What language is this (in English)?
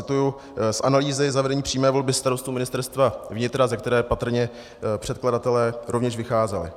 Czech